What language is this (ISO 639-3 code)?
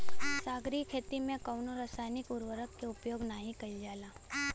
bho